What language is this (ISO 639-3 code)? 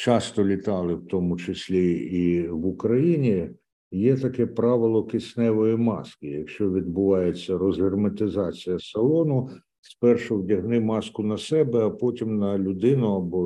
ukr